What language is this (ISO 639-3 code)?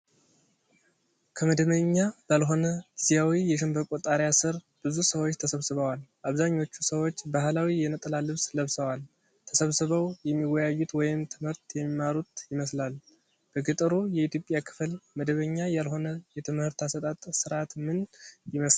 amh